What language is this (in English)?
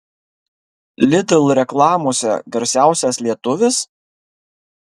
Lithuanian